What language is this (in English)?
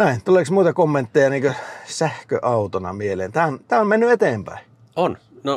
Finnish